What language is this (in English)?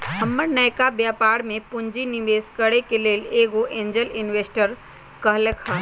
Magahi